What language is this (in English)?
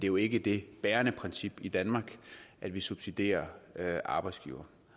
Danish